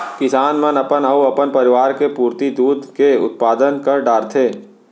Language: Chhattisgarhi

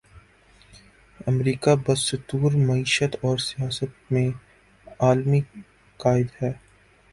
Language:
Urdu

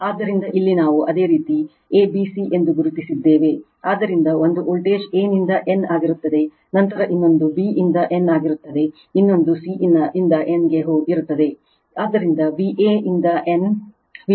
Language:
Kannada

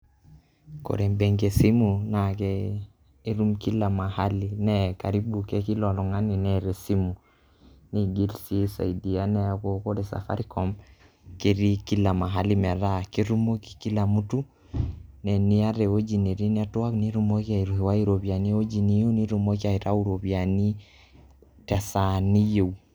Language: Masai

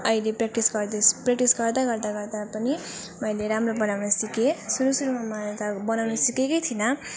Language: Nepali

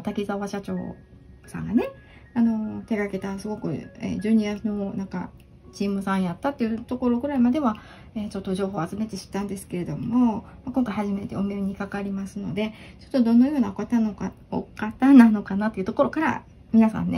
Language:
Japanese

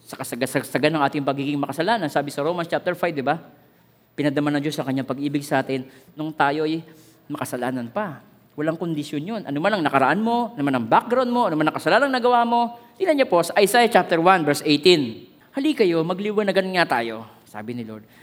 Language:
Filipino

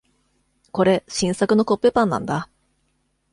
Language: Japanese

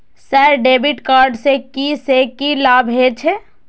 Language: Maithili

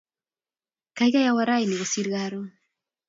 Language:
Kalenjin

